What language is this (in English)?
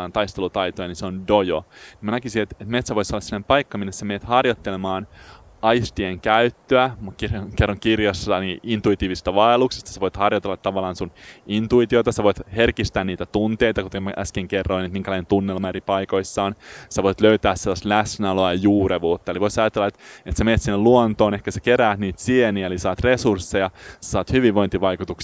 Finnish